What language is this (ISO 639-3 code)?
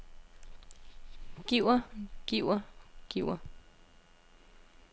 dan